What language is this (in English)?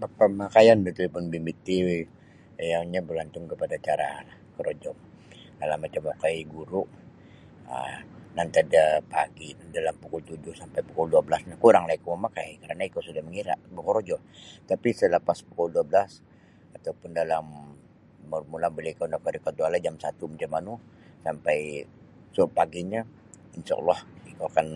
Sabah Bisaya